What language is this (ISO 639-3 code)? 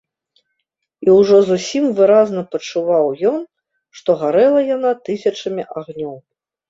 bel